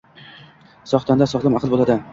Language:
Uzbek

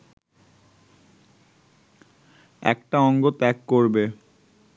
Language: Bangla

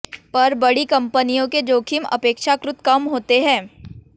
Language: Hindi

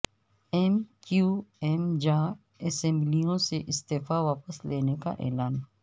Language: Urdu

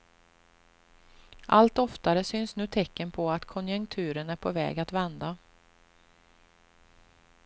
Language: Swedish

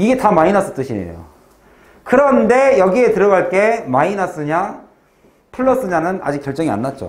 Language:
Korean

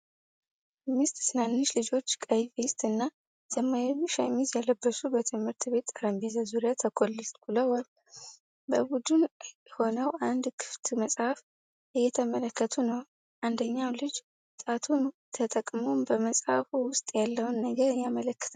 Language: Amharic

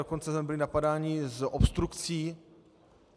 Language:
Czech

